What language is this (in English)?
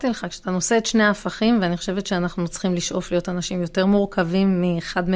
Hebrew